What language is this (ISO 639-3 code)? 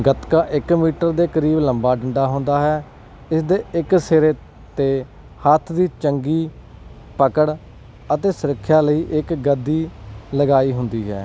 pan